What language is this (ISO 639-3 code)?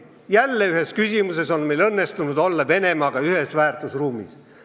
est